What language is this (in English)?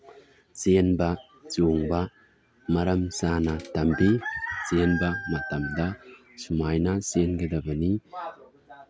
Manipuri